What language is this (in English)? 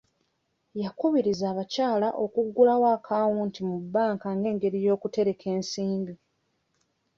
Ganda